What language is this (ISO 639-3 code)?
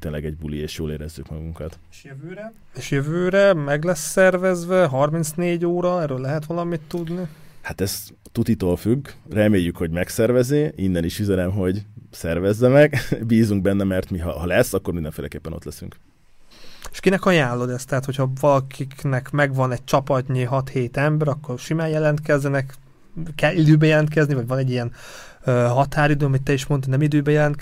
hun